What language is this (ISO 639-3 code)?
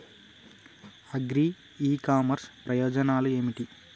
tel